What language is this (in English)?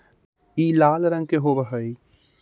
Magahi